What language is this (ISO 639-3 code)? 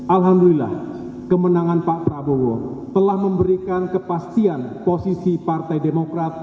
ind